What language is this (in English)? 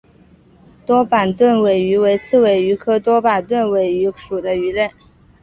Chinese